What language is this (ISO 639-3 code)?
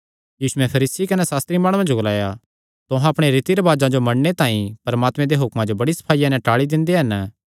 xnr